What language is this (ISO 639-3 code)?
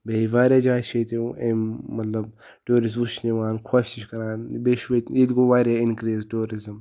kas